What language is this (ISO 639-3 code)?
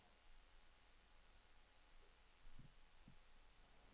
nor